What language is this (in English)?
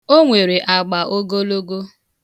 Igbo